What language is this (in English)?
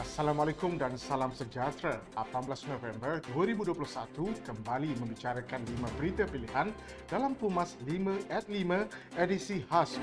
Malay